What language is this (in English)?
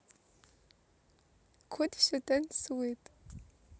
Russian